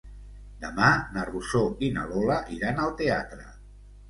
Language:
Catalan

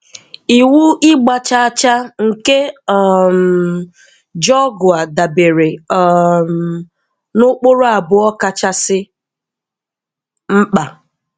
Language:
Igbo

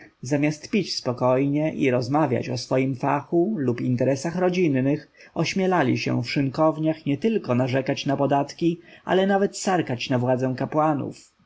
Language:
Polish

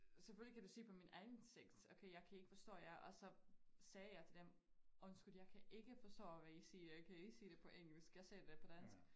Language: Danish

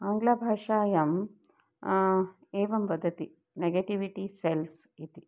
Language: Sanskrit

